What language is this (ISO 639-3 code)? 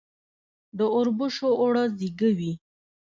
pus